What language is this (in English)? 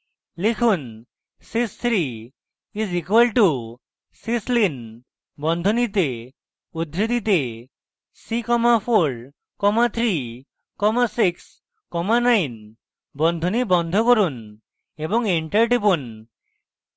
Bangla